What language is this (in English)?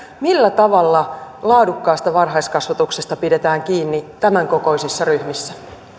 Finnish